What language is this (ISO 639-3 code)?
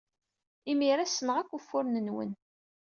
kab